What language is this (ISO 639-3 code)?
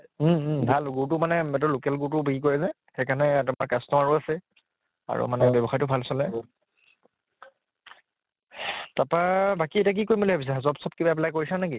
asm